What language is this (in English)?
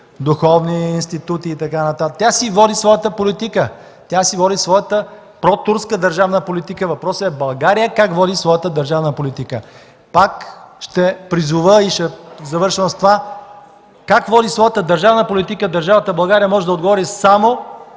Bulgarian